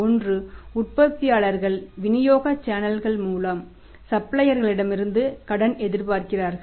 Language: Tamil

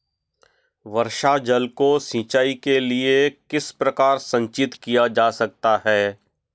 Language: Hindi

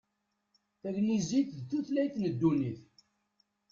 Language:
Kabyle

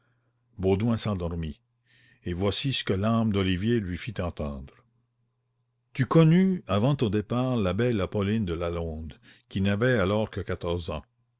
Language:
French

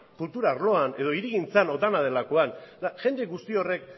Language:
Basque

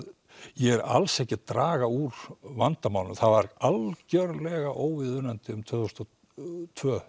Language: Icelandic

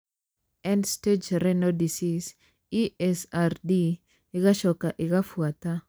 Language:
Kikuyu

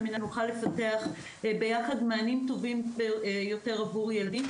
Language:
Hebrew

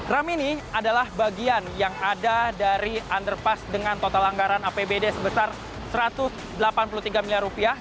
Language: Indonesian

